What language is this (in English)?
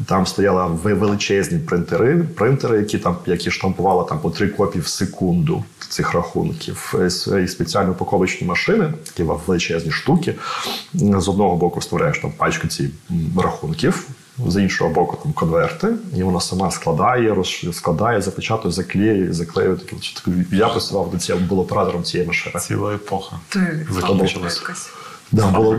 Ukrainian